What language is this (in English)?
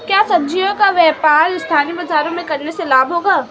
Hindi